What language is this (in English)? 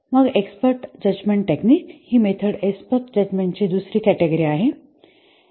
Marathi